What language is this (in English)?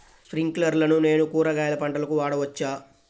Telugu